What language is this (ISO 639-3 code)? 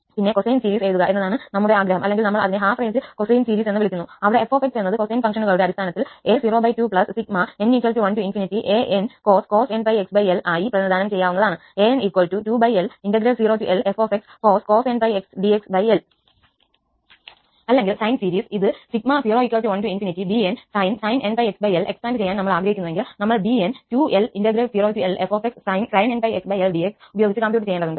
mal